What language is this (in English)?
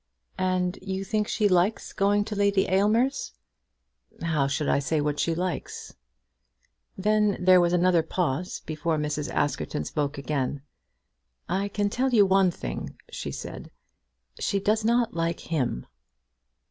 English